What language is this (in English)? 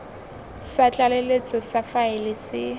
Tswana